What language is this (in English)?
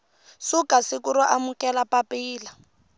Tsonga